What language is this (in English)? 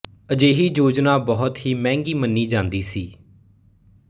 Punjabi